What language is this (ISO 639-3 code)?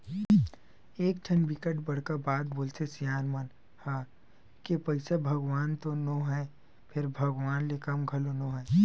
hne